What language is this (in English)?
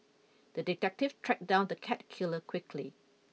English